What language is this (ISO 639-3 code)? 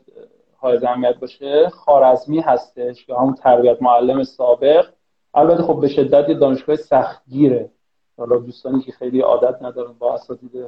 fas